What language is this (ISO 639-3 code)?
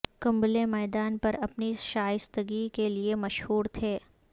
urd